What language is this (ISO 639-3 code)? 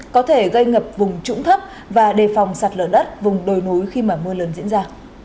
vie